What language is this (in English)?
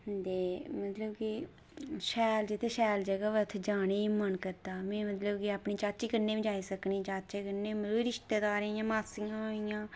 Dogri